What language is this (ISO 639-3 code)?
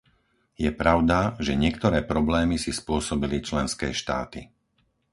slk